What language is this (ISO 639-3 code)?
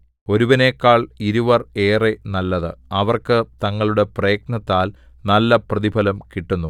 mal